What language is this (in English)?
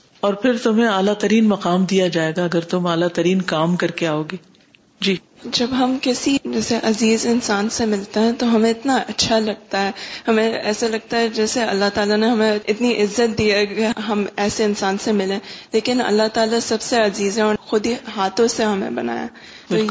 Urdu